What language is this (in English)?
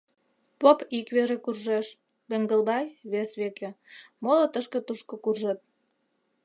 Mari